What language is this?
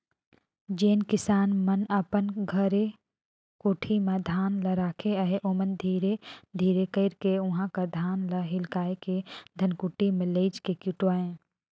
Chhattisgarhi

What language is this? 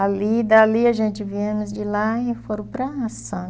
Portuguese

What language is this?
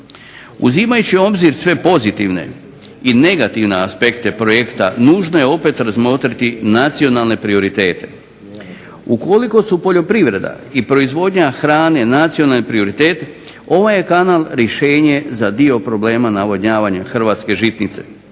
Croatian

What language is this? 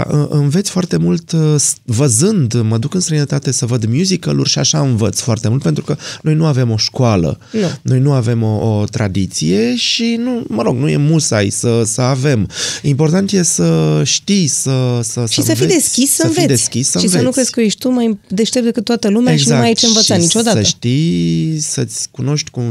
Romanian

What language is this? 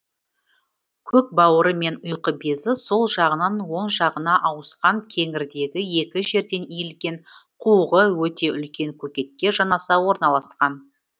Kazakh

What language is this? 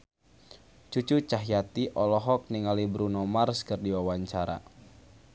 Sundanese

